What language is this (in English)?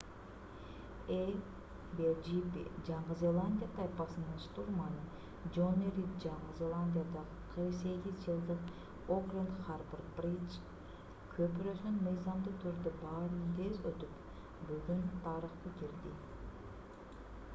Kyrgyz